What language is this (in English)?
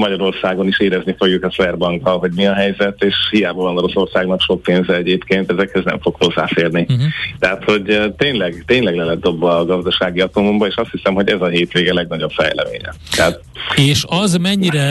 Hungarian